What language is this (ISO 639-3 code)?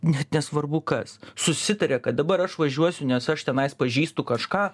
lit